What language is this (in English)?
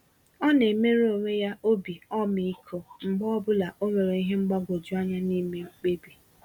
Igbo